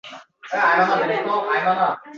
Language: Uzbek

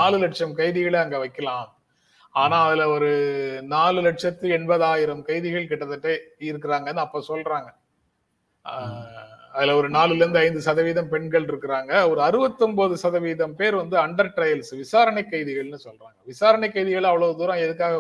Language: Tamil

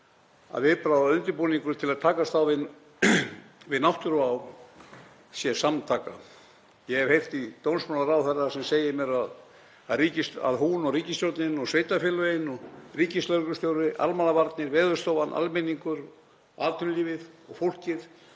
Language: Icelandic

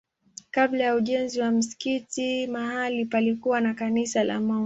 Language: Swahili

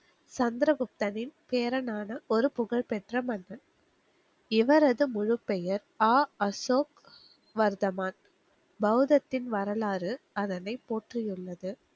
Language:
Tamil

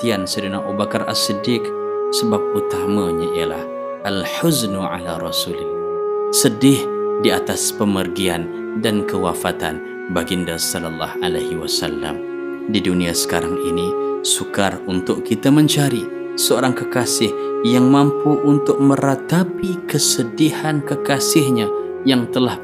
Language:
Malay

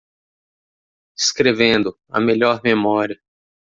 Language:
Portuguese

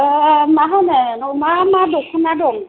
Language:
Bodo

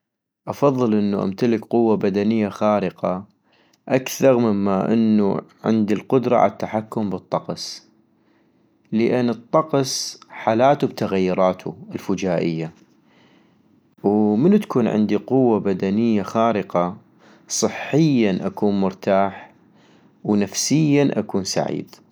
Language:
North Mesopotamian Arabic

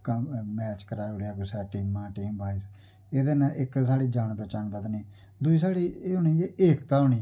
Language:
Dogri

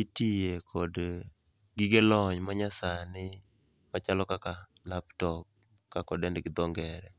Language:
Luo (Kenya and Tanzania)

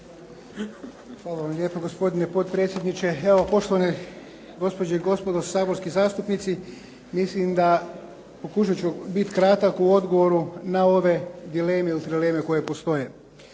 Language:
Croatian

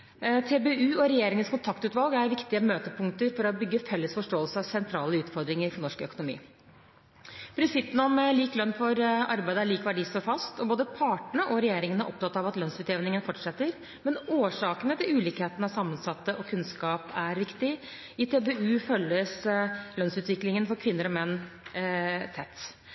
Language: Norwegian Bokmål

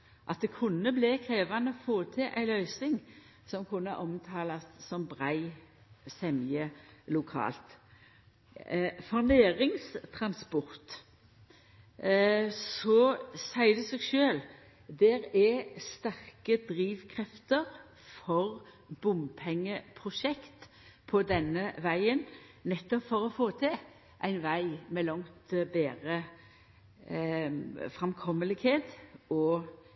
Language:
Norwegian Nynorsk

